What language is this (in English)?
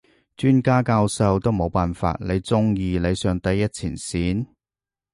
Cantonese